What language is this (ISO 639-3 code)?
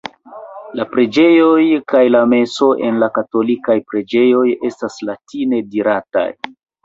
epo